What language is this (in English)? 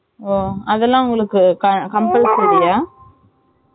Tamil